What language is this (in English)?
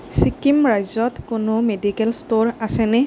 Assamese